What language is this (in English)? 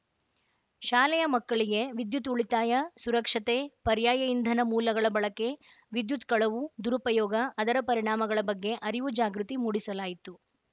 Kannada